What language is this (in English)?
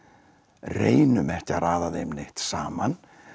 Icelandic